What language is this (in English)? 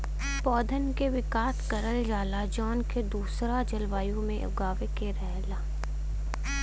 Bhojpuri